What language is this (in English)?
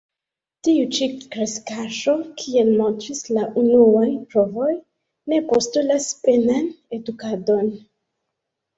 Esperanto